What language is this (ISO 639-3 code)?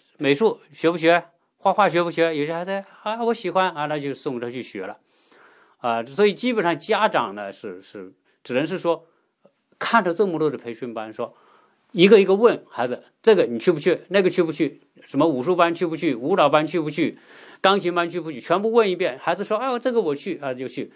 zho